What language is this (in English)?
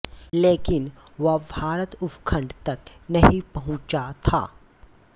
Hindi